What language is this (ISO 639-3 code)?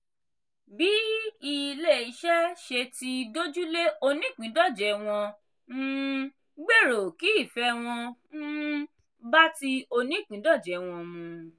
yor